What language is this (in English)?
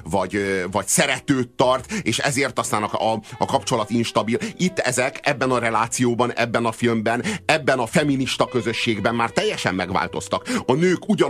Hungarian